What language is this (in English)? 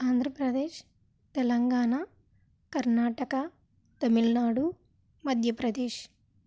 Telugu